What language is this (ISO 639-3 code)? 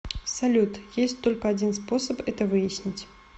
rus